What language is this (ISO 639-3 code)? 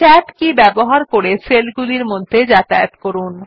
ben